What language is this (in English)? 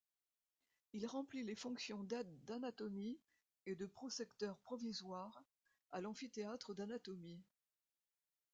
French